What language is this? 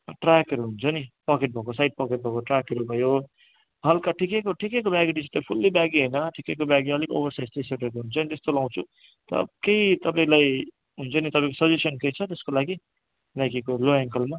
Nepali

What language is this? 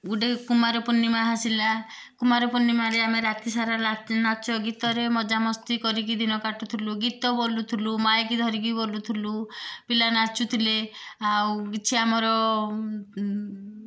Odia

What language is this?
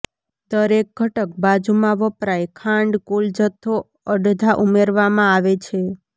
Gujarati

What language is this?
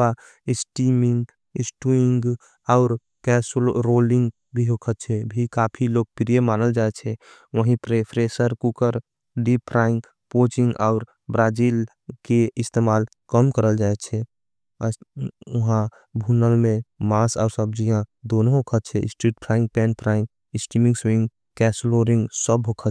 Angika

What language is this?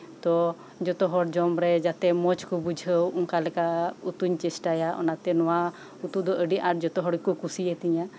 Santali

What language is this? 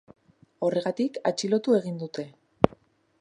Basque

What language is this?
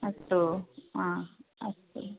Sanskrit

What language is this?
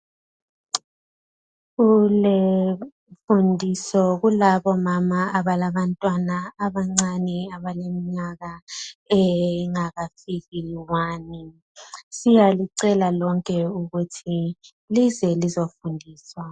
North Ndebele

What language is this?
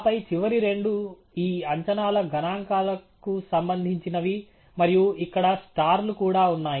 Telugu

